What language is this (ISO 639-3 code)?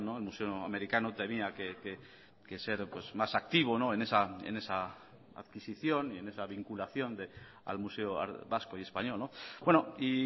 spa